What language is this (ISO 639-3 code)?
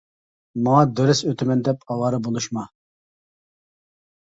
uig